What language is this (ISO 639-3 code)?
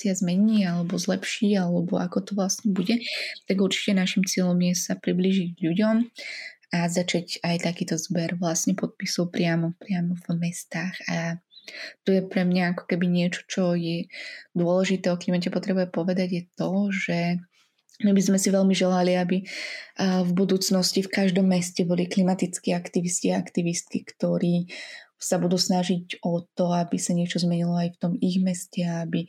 slk